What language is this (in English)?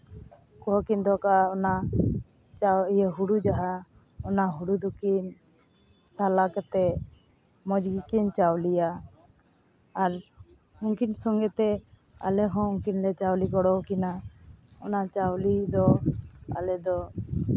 Santali